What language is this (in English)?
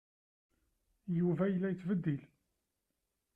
Kabyle